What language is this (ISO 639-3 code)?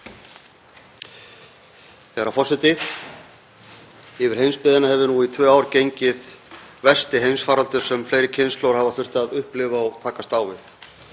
isl